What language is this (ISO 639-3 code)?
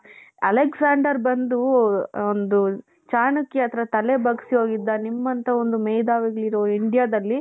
kan